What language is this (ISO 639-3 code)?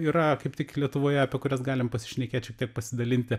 lit